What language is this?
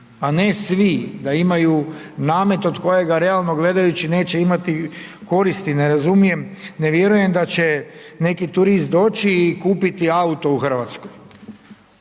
Croatian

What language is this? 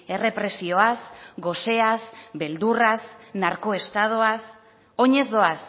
Basque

